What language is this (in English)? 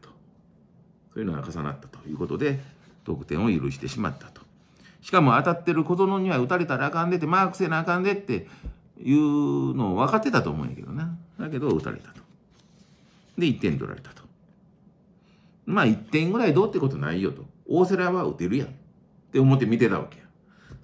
Japanese